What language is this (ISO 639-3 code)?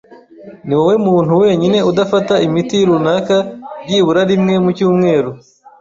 kin